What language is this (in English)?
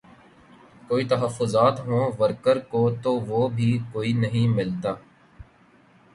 Urdu